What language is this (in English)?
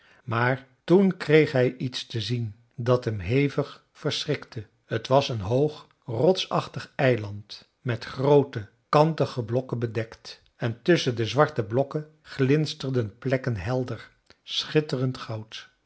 Dutch